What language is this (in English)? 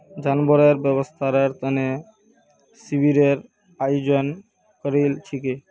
Magahi